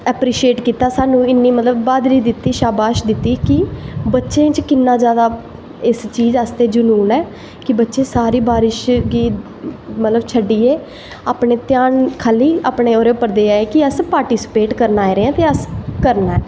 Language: Dogri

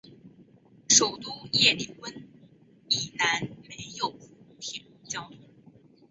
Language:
Chinese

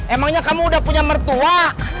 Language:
Indonesian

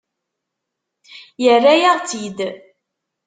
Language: Kabyle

